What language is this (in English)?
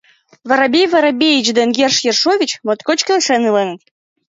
Mari